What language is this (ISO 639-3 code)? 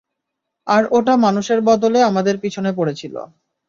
ben